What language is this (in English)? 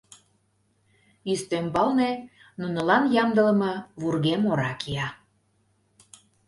Mari